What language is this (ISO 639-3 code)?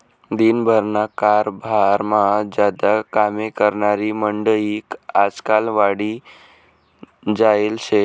mar